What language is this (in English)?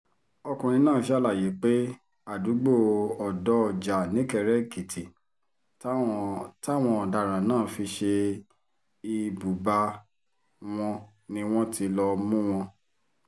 Yoruba